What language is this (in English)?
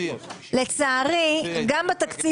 Hebrew